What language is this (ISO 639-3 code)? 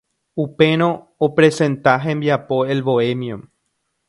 grn